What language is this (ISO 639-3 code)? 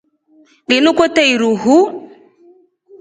rof